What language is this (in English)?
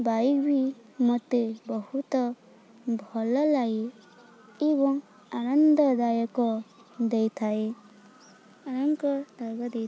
Odia